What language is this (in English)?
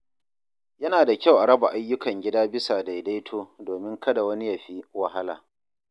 Hausa